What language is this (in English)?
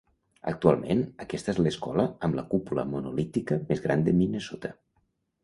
Catalan